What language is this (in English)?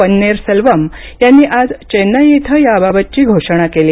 Marathi